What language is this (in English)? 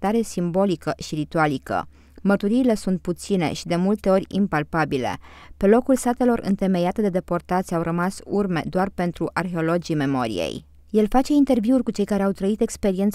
Romanian